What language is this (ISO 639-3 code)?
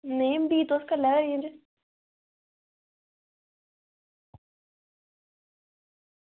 doi